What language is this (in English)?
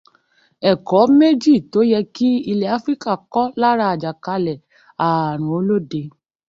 Yoruba